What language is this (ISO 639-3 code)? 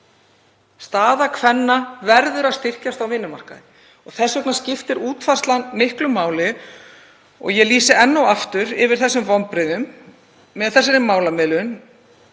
isl